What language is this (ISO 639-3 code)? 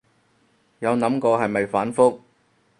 yue